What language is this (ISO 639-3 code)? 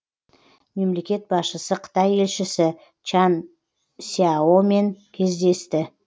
kaz